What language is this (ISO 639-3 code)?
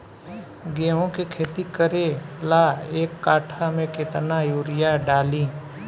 bho